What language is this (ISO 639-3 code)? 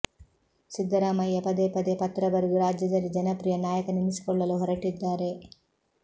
kan